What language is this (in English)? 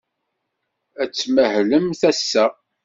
Kabyle